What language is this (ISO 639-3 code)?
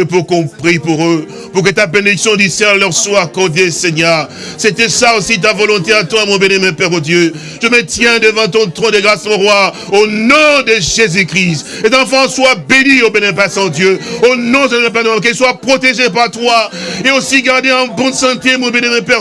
fra